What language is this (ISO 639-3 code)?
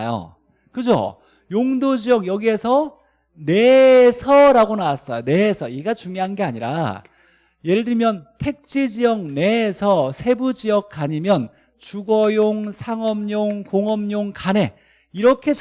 kor